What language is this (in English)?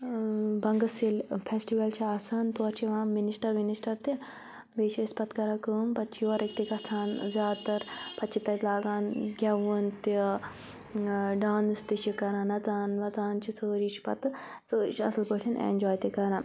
Kashmiri